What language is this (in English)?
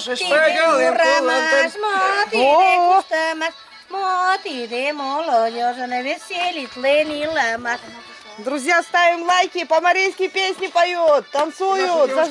Russian